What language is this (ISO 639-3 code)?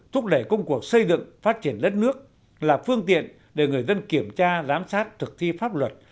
vie